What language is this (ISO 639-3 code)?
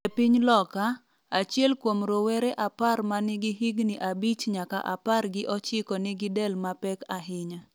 luo